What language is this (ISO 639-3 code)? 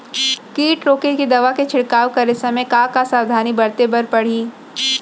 hne